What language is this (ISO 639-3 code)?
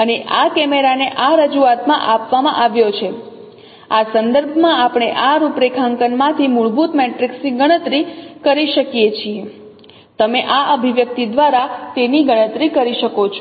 guj